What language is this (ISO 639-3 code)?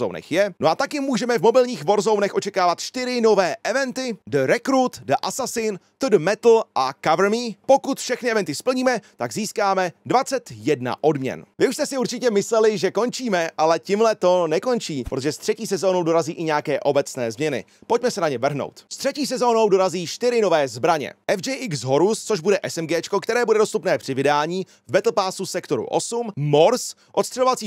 ces